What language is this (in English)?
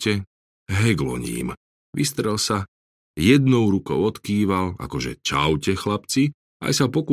Slovak